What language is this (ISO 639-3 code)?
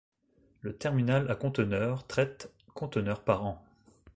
fra